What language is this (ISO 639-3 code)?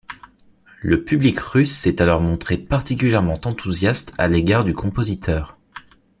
fra